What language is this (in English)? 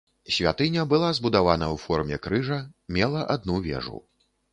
Belarusian